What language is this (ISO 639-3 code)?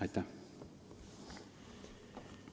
est